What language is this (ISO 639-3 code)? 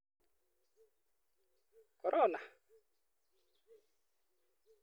kln